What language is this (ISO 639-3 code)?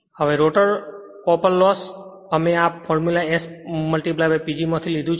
guj